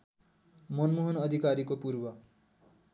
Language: Nepali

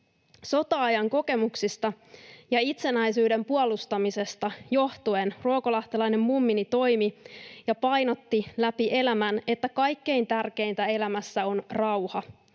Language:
Finnish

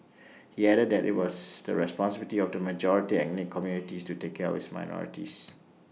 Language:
English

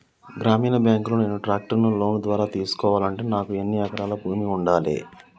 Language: Telugu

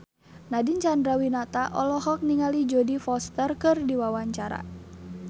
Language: Sundanese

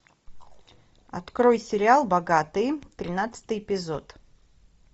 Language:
Russian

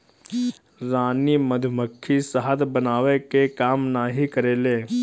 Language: Bhojpuri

